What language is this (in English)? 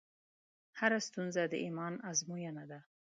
Pashto